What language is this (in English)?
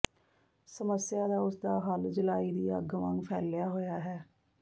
Punjabi